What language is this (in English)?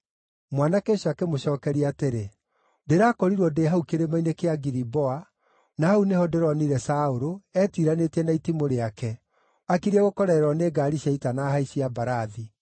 Kikuyu